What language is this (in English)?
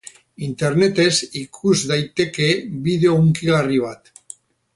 Basque